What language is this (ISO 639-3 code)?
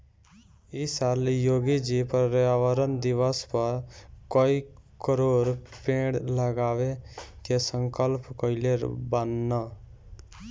bho